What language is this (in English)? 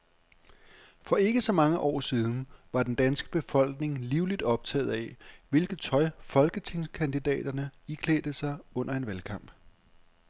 Danish